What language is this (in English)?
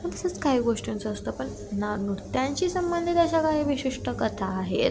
Marathi